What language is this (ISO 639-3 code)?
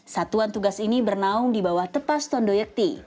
ind